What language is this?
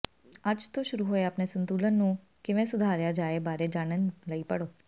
Punjabi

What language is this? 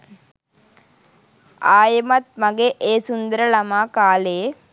Sinhala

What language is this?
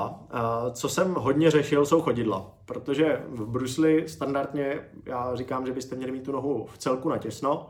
Czech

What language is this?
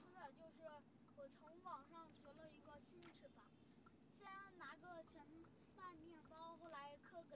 Chinese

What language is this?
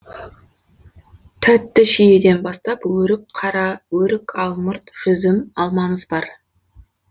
Kazakh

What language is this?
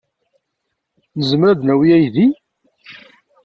Kabyle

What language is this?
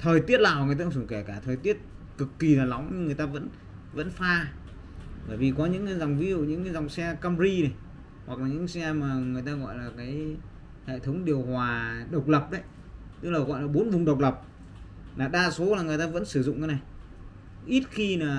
Vietnamese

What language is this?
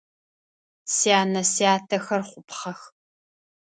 Adyghe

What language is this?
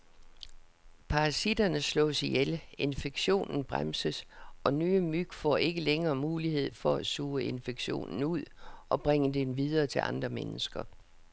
Danish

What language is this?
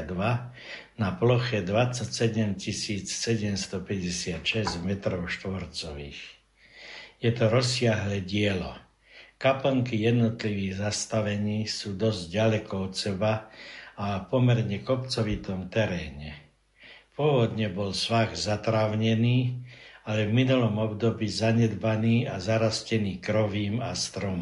Slovak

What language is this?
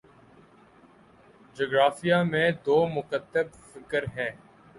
Urdu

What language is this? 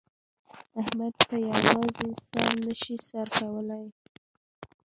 Pashto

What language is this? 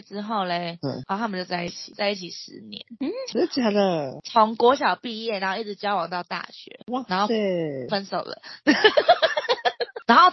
Chinese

